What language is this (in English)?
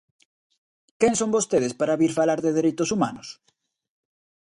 Galician